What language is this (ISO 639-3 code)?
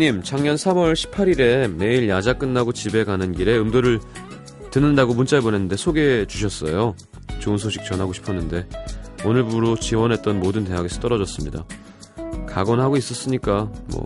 kor